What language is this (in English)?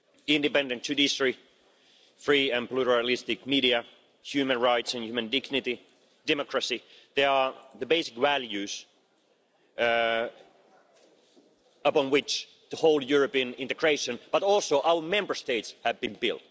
English